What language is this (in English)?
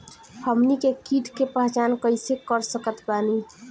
Bhojpuri